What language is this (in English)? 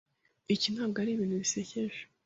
Kinyarwanda